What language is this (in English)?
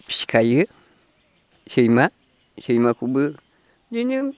Bodo